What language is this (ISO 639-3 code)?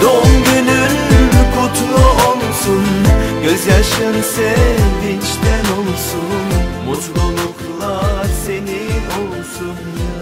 tur